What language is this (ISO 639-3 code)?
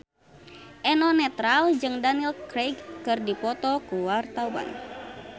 sun